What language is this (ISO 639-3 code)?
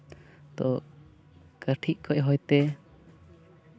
sat